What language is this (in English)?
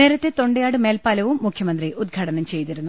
Malayalam